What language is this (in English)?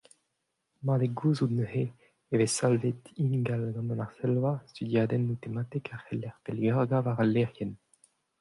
Breton